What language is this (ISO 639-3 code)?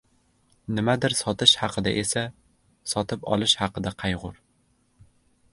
uzb